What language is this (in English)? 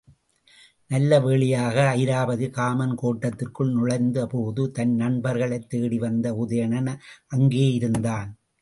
Tamil